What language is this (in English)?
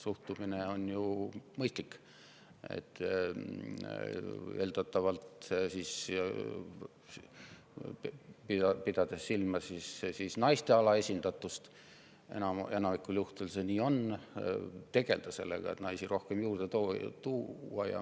Estonian